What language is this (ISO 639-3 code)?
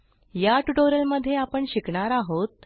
mar